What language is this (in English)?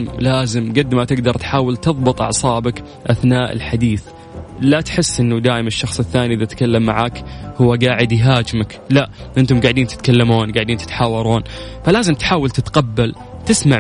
Arabic